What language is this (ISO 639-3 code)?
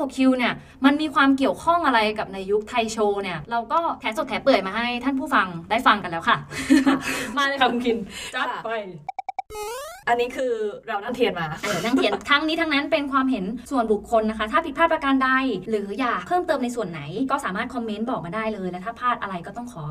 tha